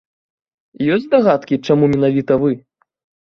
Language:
Belarusian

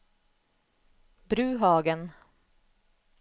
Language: Norwegian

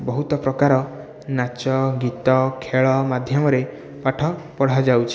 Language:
Odia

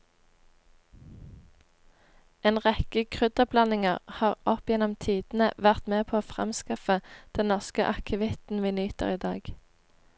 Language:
Norwegian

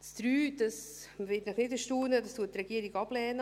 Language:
Swiss German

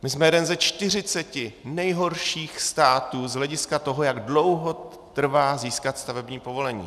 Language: Czech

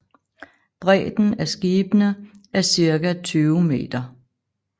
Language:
Danish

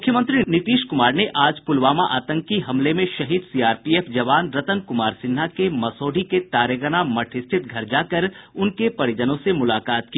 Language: Hindi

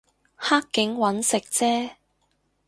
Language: Cantonese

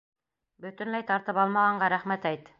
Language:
Bashkir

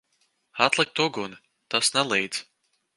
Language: Latvian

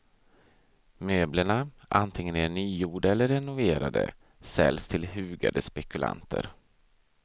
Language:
Swedish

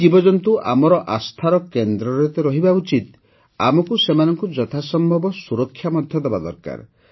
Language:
Odia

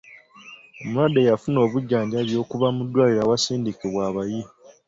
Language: Ganda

